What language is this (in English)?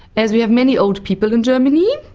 English